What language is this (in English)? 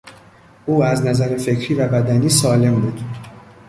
Persian